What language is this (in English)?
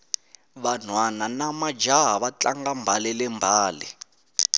Tsonga